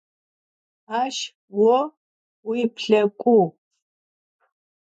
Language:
Adyghe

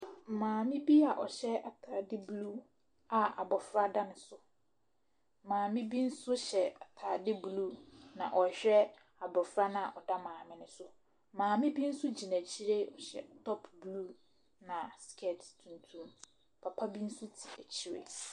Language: Akan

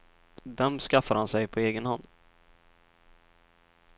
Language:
Swedish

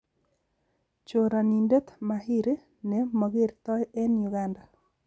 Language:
Kalenjin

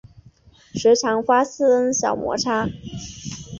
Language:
Chinese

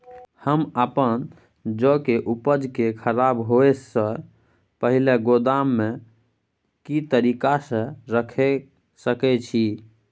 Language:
Maithili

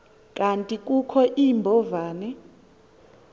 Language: Xhosa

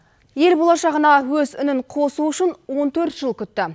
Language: Kazakh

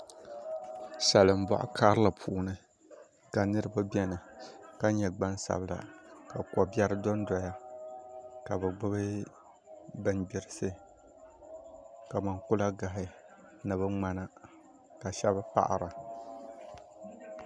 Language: Dagbani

